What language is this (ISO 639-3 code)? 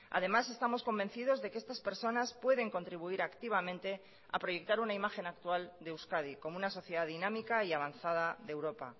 spa